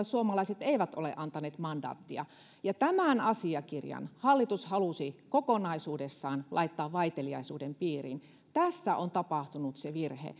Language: Finnish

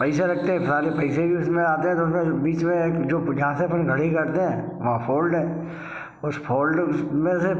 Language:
Hindi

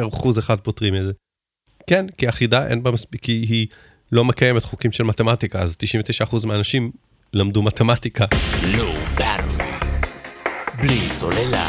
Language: Hebrew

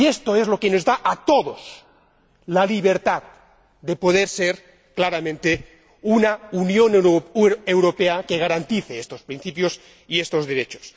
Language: Spanish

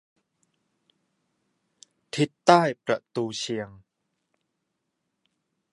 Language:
Thai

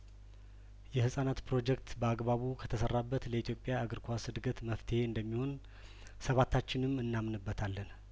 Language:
Amharic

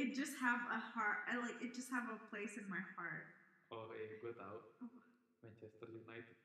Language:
Indonesian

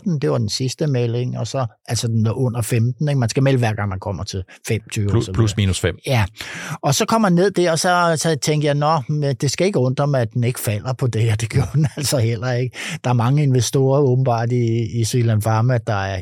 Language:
Danish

